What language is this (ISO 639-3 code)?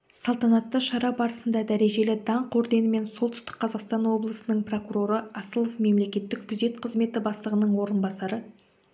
kaz